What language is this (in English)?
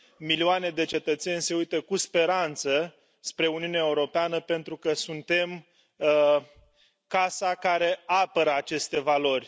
Romanian